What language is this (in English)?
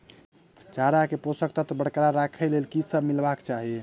Maithili